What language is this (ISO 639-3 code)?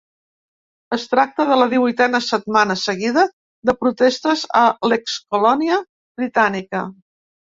cat